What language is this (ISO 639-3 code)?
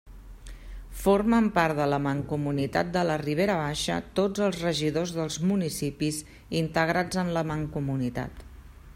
cat